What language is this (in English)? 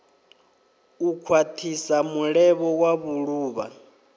Venda